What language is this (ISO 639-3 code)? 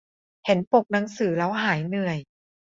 tha